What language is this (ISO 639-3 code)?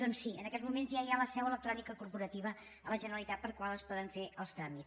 cat